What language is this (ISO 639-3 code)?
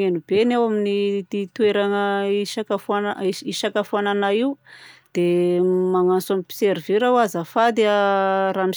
bzc